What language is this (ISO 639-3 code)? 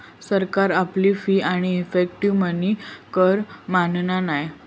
mar